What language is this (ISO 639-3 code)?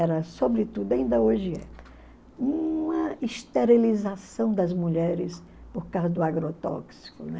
por